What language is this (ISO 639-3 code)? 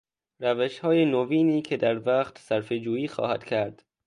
fas